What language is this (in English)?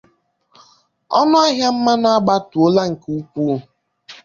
Igbo